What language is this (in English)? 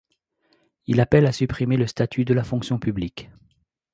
French